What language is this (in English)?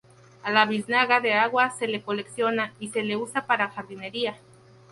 Spanish